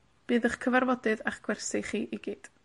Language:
Welsh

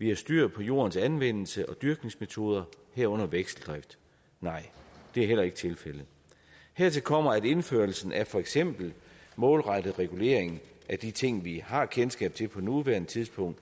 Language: Danish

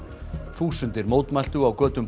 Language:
Icelandic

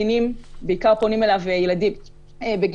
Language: Hebrew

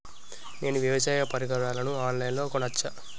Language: Telugu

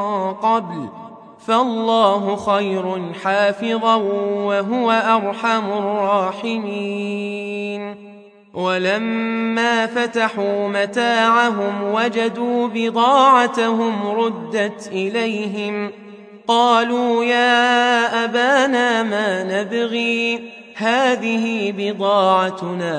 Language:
Arabic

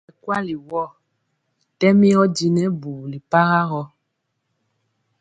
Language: Mpiemo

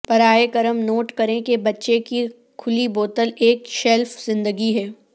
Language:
Urdu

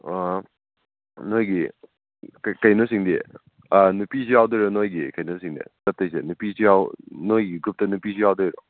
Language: Manipuri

